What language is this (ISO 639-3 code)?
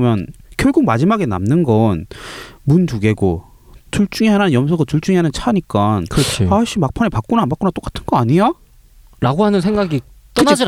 kor